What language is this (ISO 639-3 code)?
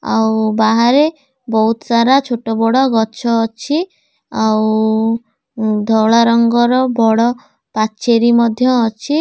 ori